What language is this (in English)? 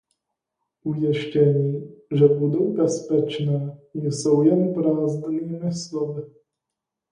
Czech